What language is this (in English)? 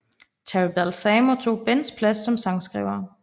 Danish